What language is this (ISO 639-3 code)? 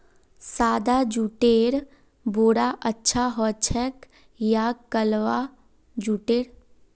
mag